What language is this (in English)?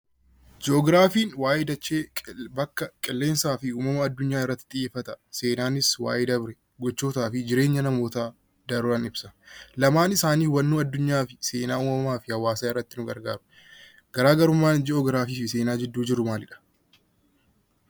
Oromo